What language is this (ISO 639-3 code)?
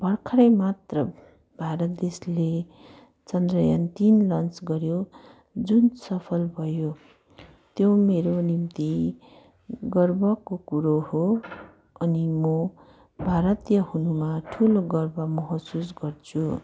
nep